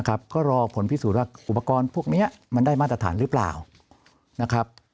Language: Thai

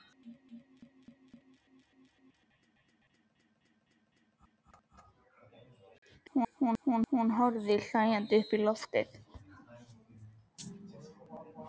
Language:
Icelandic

